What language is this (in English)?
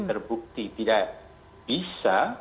Indonesian